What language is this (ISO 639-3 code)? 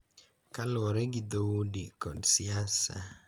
luo